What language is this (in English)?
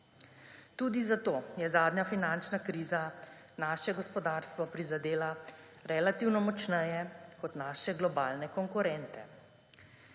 Slovenian